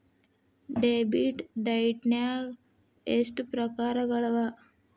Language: Kannada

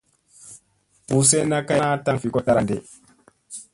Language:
Musey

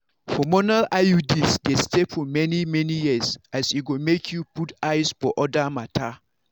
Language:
Nigerian Pidgin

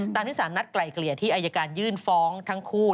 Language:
Thai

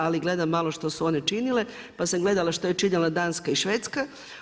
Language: Croatian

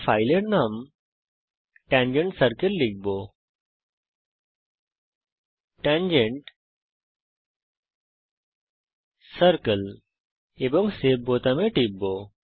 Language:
Bangla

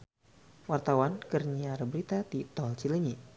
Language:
Sundanese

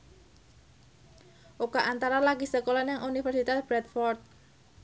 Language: Javanese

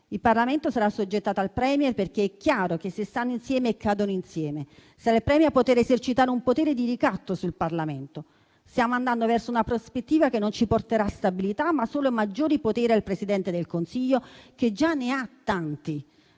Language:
Italian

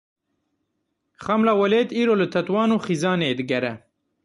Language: Kurdish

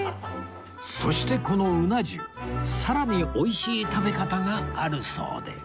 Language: Japanese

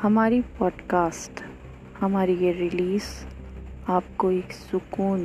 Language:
Hindi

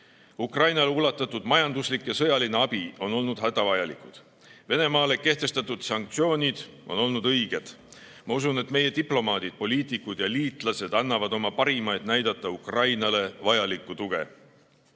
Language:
Estonian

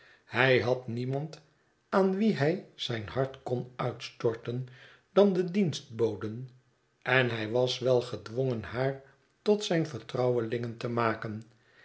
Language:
Dutch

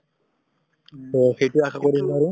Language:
Assamese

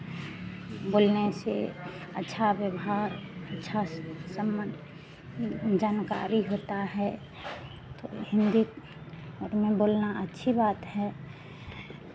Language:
Hindi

